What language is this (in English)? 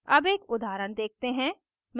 Hindi